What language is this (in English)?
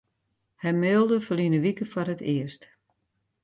Western Frisian